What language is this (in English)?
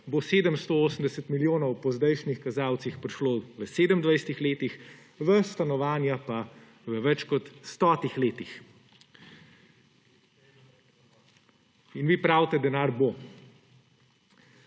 Slovenian